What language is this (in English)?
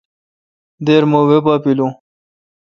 Kalkoti